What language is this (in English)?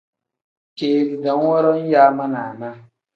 Tem